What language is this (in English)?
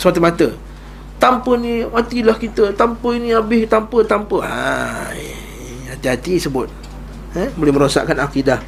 Malay